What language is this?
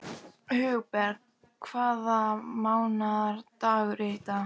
Icelandic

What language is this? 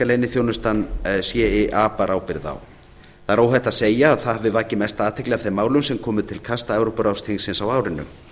Icelandic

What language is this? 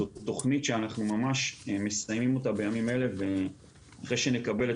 Hebrew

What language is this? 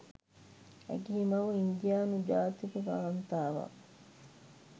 Sinhala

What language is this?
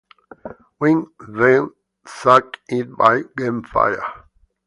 English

